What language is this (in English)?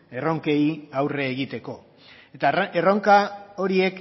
Basque